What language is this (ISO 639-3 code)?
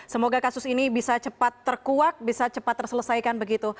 ind